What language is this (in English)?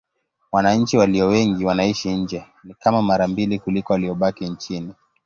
Swahili